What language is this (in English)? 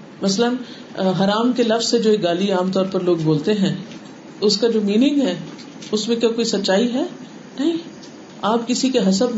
Urdu